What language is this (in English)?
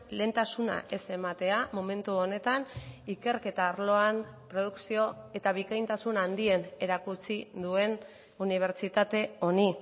Basque